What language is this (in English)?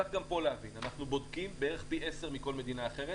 Hebrew